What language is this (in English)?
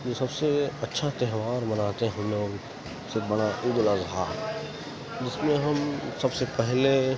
Urdu